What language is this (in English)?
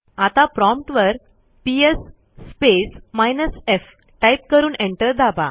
Marathi